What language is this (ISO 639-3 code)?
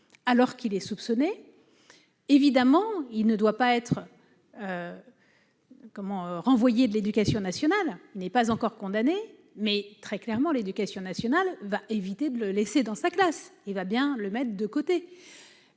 fra